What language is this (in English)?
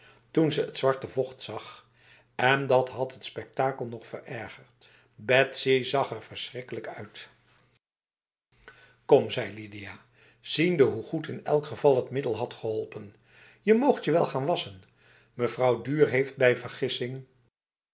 Dutch